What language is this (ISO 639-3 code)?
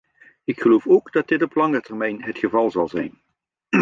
nld